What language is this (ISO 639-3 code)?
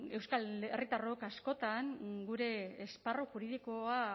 eus